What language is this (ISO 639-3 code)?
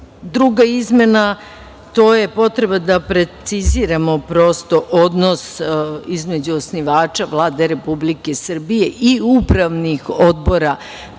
srp